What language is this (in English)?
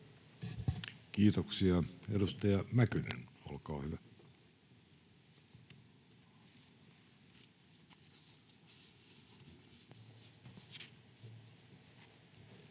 Finnish